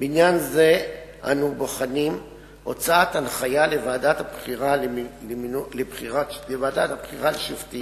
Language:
Hebrew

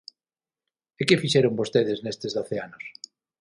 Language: Galician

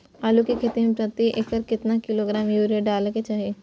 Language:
Maithili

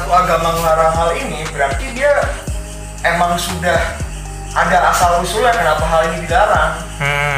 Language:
Indonesian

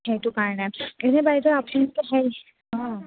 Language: Assamese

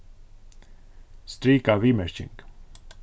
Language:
Faroese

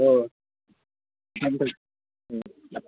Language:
Manipuri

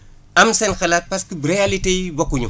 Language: Wolof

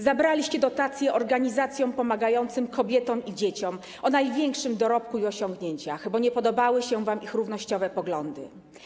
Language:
Polish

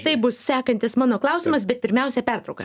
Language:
Lithuanian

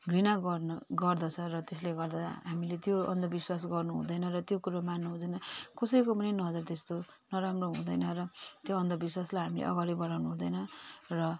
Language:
Nepali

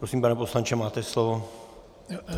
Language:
Czech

